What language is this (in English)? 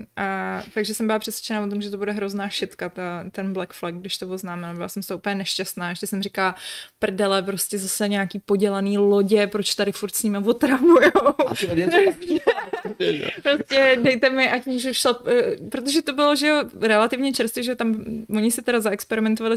Czech